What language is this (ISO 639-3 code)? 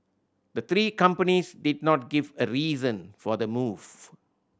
eng